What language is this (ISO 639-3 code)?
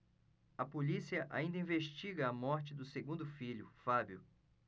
por